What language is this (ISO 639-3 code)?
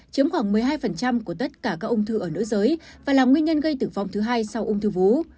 vie